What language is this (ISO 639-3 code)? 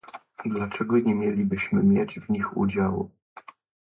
pol